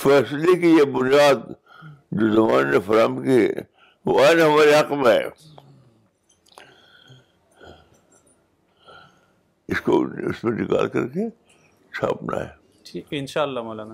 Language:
Urdu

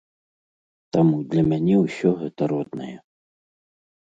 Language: Belarusian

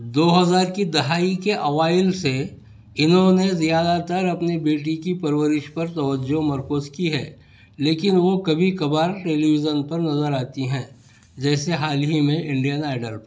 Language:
Urdu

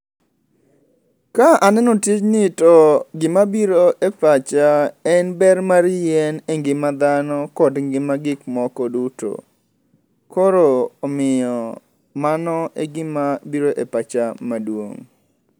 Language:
Luo (Kenya and Tanzania)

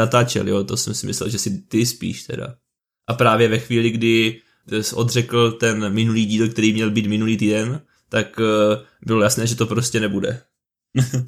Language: Czech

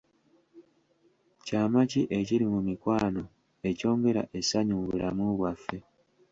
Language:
Ganda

